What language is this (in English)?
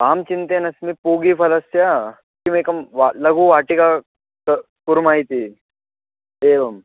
Sanskrit